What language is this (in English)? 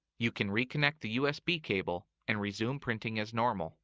English